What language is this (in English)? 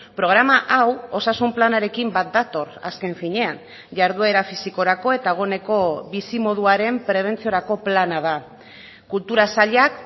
Basque